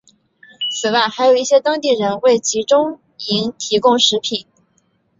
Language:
Chinese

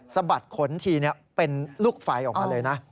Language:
Thai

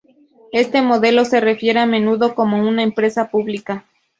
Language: Spanish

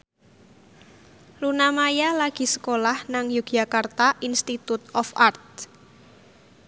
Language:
Javanese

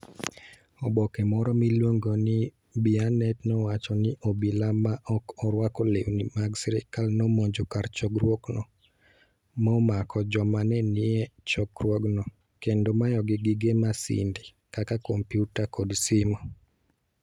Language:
Luo (Kenya and Tanzania)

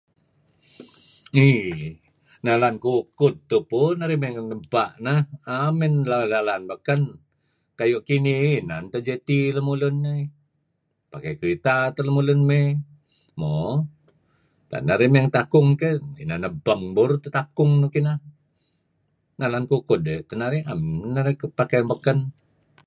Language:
Kelabit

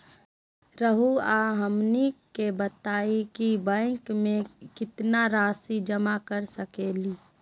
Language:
Magahi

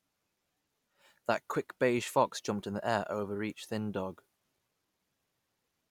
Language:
English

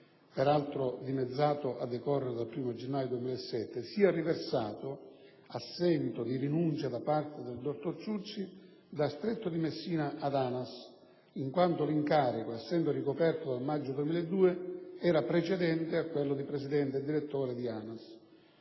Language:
Italian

